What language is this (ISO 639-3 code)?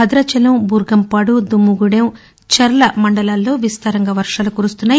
tel